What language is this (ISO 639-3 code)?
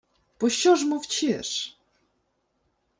ukr